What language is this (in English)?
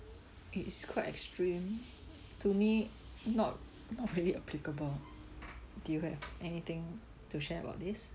English